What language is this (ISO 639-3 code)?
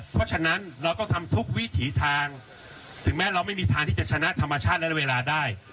tha